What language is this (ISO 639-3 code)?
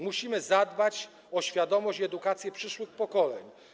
pol